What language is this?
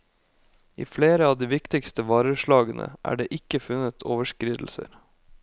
Norwegian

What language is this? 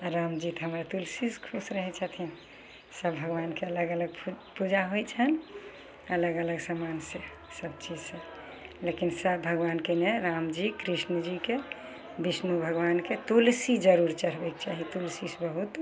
Maithili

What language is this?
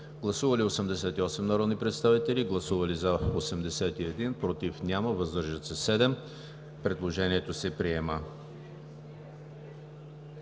Bulgarian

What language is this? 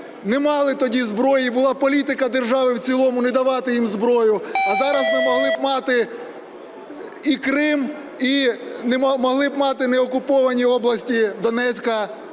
Ukrainian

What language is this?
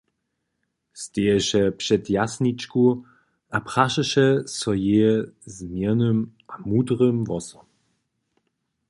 Upper Sorbian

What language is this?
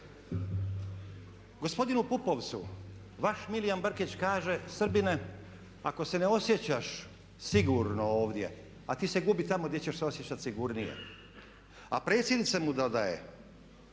Croatian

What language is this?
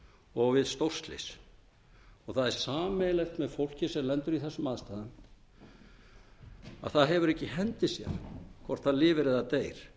Icelandic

